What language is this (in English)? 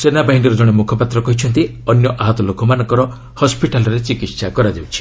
Odia